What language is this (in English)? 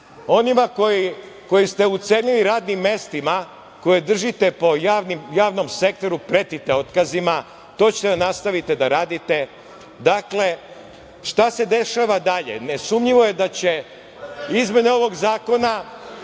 Serbian